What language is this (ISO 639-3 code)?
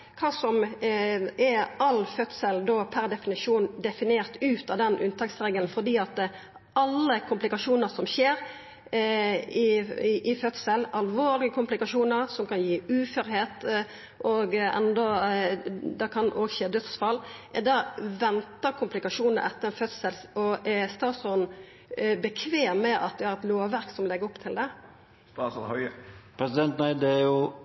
nor